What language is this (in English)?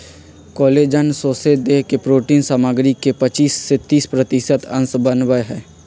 Magahi